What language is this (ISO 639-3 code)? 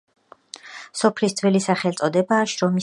kat